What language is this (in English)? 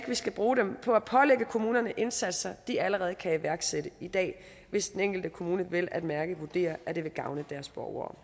Danish